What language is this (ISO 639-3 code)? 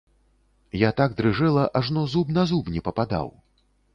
bel